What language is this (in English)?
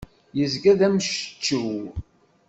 Kabyle